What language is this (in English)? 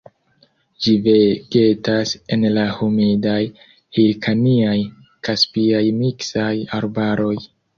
Esperanto